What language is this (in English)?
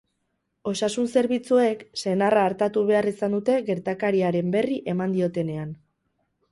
Basque